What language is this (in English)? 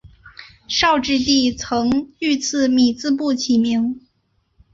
Chinese